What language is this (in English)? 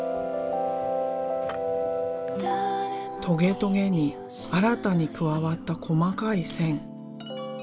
Japanese